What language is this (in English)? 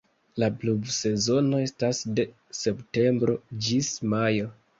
Esperanto